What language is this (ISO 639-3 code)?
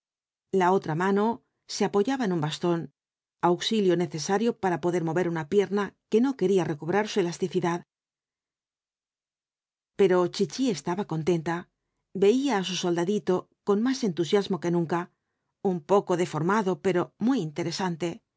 spa